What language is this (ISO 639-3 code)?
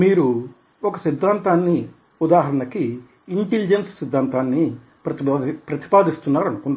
tel